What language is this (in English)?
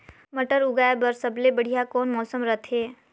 Chhattisgarhi